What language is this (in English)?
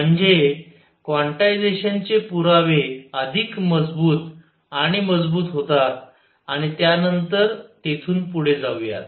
Marathi